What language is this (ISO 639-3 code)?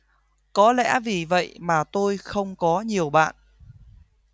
vie